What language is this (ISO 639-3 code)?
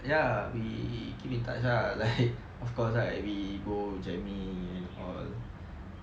eng